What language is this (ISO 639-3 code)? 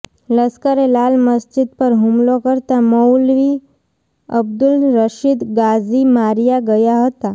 guj